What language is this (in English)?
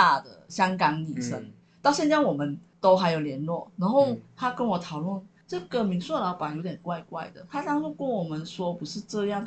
Chinese